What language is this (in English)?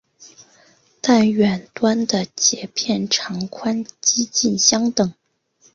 Chinese